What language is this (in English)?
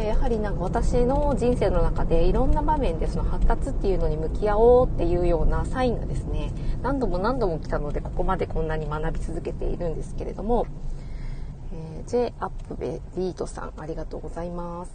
Japanese